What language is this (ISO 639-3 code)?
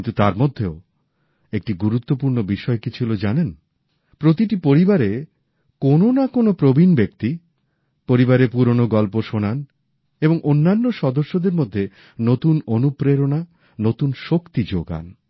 ben